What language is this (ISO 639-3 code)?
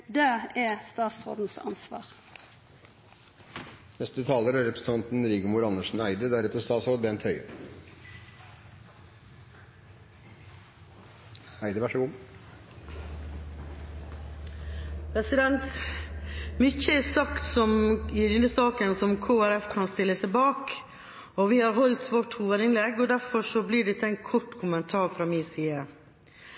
nor